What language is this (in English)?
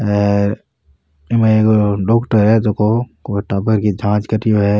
Rajasthani